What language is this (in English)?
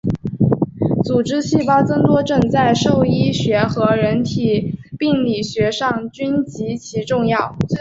Chinese